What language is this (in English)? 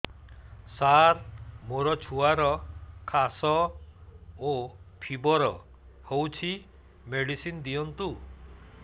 Odia